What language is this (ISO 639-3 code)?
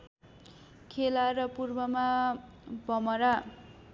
nep